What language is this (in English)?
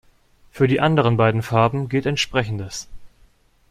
German